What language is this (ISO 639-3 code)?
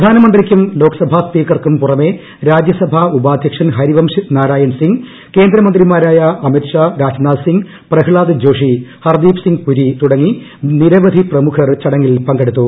mal